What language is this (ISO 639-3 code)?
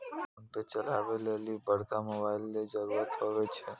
mai